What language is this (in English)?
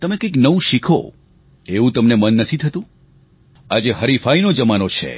Gujarati